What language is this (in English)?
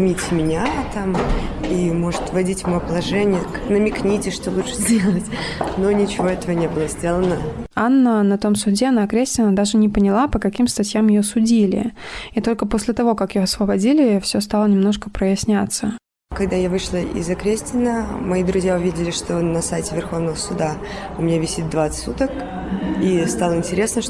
Russian